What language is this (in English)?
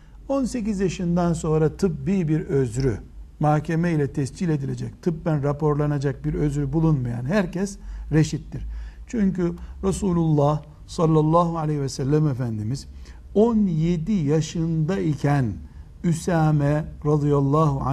Turkish